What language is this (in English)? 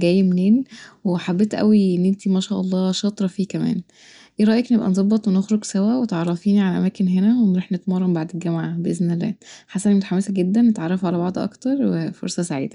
Egyptian Arabic